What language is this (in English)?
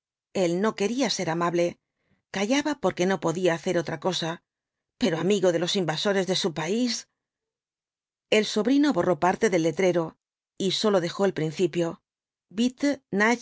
Spanish